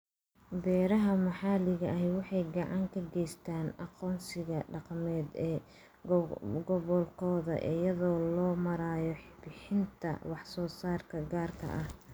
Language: Somali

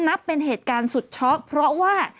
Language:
Thai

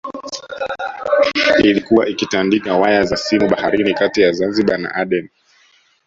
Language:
Swahili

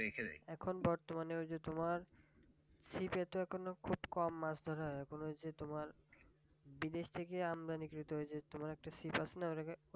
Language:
Bangla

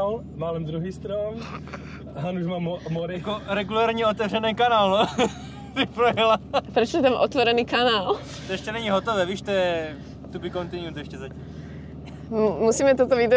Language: Czech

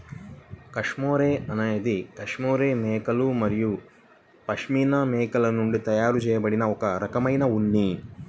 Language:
Telugu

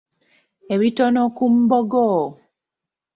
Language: Ganda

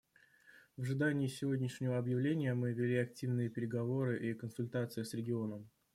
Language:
Russian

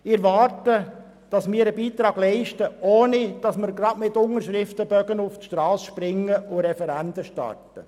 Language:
Swiss German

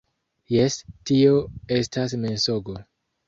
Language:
Esperanto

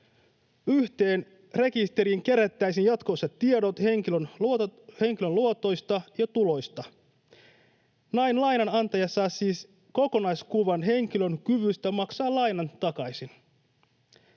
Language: Finnish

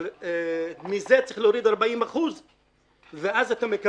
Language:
Hebrew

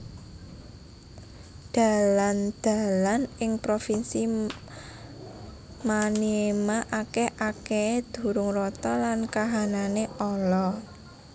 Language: Javanese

